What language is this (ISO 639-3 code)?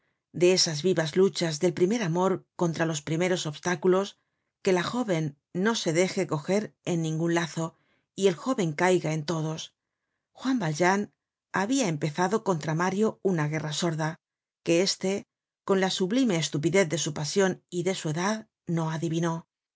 spa